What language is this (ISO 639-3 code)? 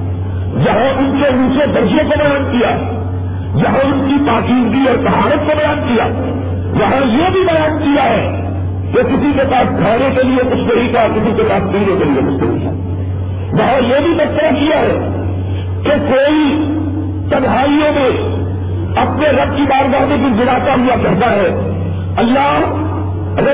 urd